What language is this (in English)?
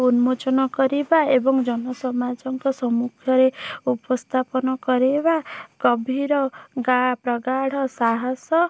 Odia